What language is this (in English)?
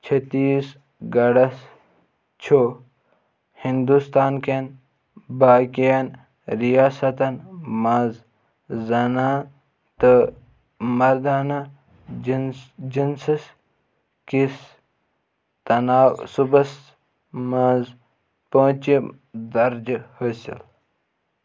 Kashmiri